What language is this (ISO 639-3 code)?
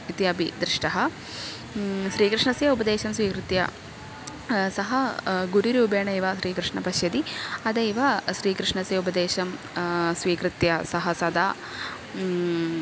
san